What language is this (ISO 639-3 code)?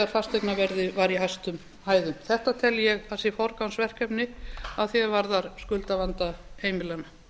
isl